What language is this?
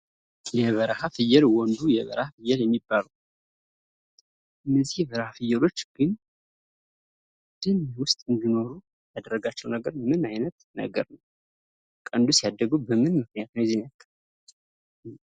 Amharic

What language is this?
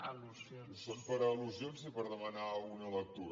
Catalan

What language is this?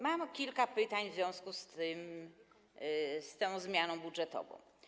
Polish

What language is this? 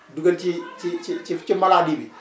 Wolof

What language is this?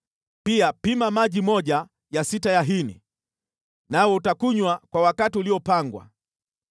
Swahili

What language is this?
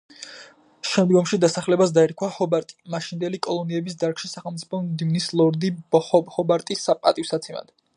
Georgian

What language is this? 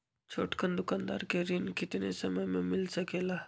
Magahi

